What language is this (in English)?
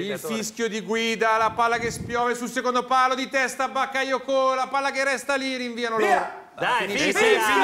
Italian